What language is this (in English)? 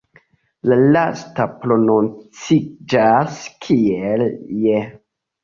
Esperanto